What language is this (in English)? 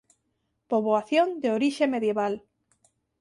Galician